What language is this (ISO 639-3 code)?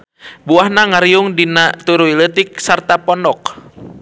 sun